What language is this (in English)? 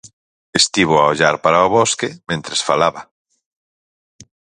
Galician